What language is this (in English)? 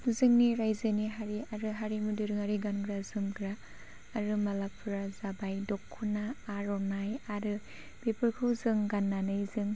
Bodo